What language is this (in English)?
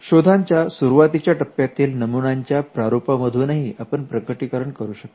Marathi